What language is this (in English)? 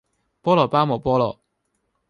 Cantonese